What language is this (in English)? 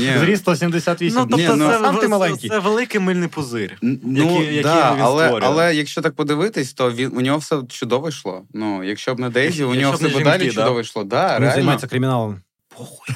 Ukrainian